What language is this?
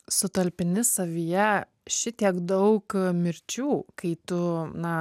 Lithuanian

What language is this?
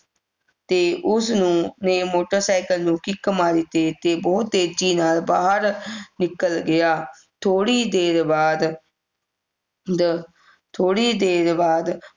Punjabi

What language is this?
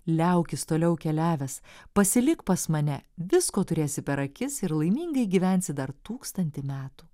Lithuanian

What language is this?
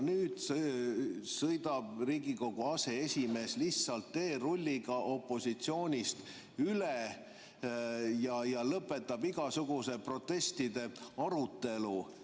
Estonian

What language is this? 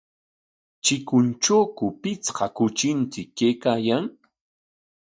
Corongo Ancash Quechua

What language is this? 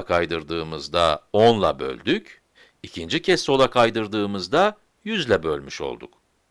Turkish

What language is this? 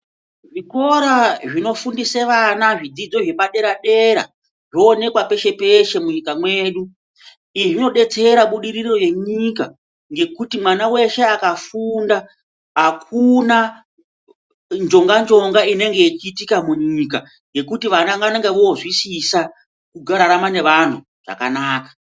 Ndau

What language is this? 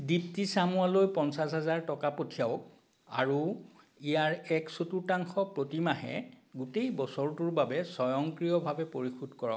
Assamese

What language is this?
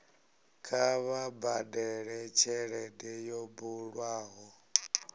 Venda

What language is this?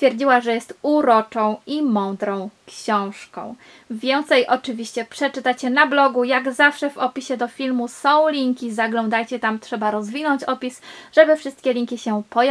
Polish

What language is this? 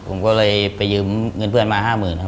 Thai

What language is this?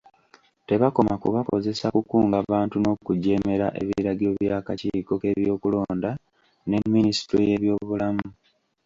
Ganda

